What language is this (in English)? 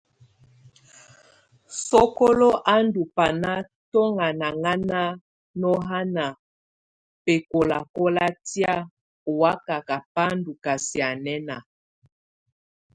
Tunen